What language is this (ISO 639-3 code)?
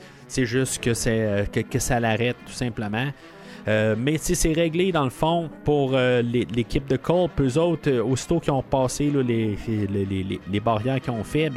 fra